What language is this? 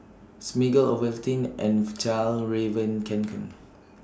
English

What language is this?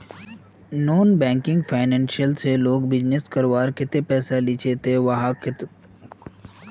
Magahi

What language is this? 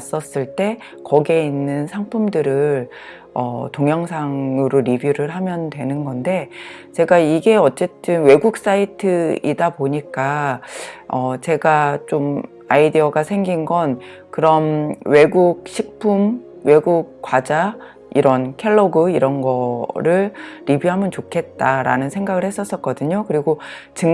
Korean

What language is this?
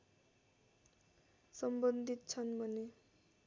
Nepali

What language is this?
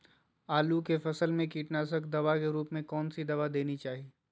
Magahi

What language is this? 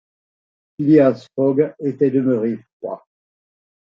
French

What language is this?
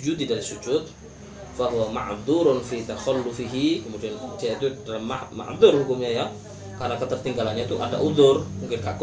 Malay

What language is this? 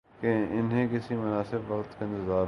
Urdu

